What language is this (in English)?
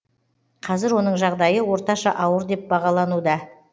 Kazakh